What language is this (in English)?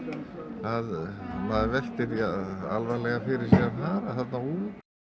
Icelandic